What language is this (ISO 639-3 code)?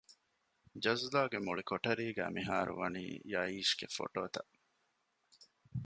div